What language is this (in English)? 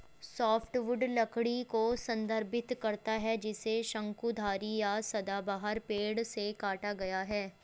Hindi